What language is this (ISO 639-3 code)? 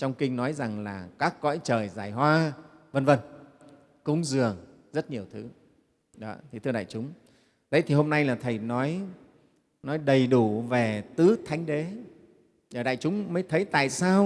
vie